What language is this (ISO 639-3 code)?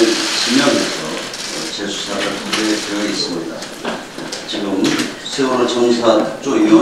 kor